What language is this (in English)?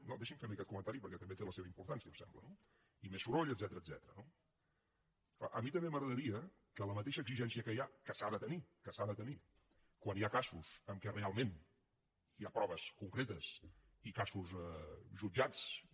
Catalan